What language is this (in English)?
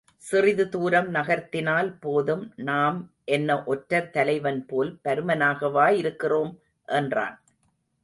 Tamil